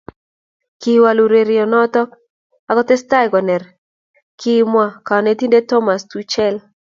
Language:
Kalenjin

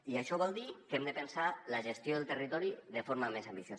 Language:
Catalan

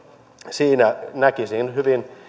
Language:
Finnish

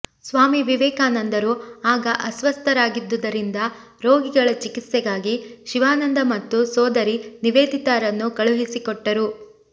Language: Kannada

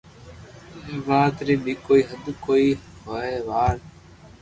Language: Loarki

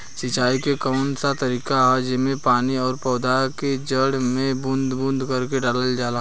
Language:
Bhojpuri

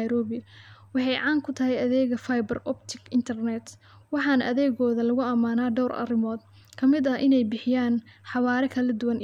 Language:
Somali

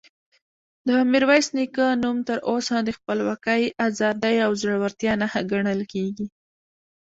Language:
Pashto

